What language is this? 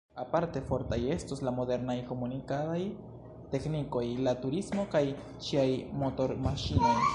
Esperanto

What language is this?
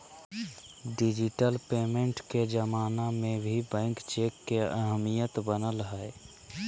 Magahi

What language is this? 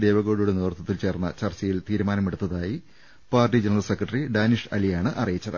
Malayalam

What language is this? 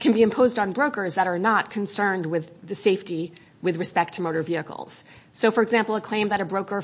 English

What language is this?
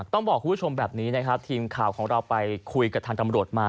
Thai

